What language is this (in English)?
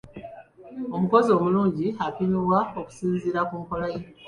Ganda